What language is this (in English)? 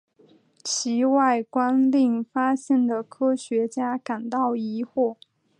Chinese